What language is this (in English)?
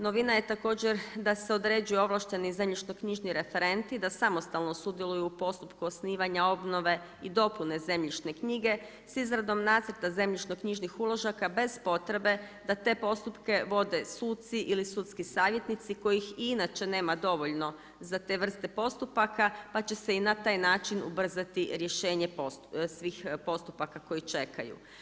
Croatian